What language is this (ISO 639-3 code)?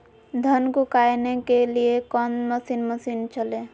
mag